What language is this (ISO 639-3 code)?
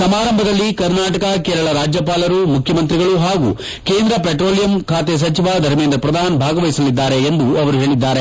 kan